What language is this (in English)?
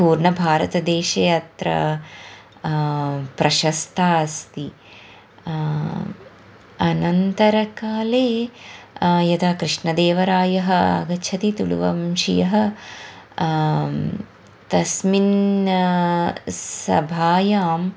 Sanskrit